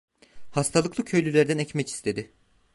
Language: Turkish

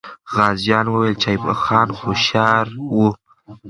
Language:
Pashto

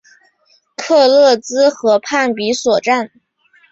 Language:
Chinese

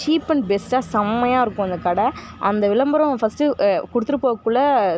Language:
Tamil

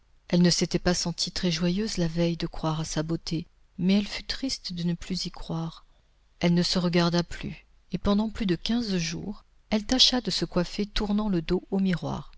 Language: French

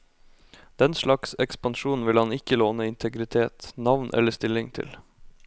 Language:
Norwegian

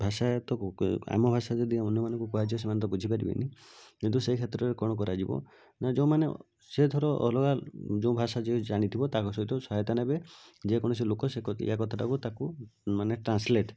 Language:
Odia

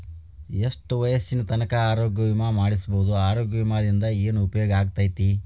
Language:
Kannada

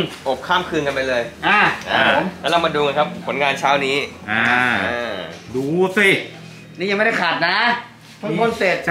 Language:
Thai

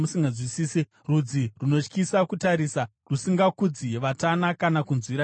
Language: Shona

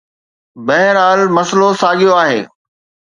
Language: Sindhi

